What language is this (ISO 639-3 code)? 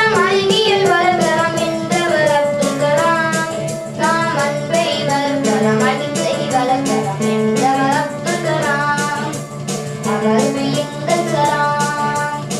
tam